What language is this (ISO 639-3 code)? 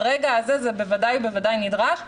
heb